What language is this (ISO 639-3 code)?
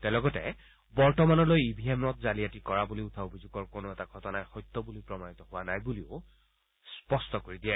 asm